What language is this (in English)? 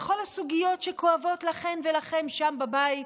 Hebrew